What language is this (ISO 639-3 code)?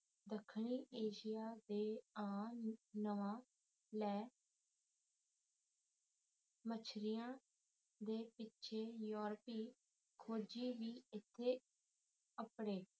pan